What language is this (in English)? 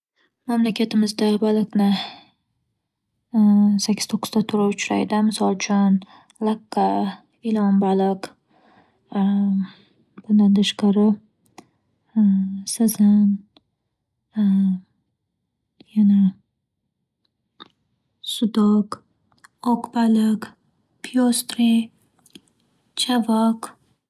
Uzbek